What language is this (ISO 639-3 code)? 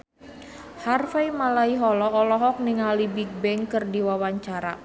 sun